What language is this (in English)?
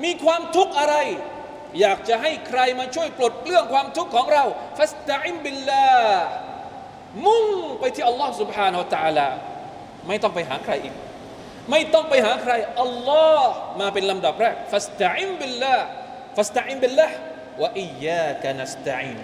Thai